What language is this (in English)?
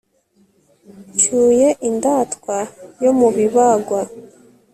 Kinyarwanda